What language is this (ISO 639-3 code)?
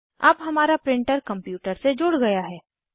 hin